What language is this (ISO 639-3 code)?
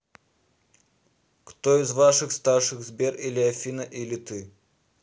rus